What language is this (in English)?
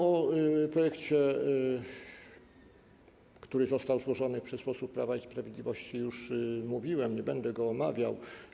Polish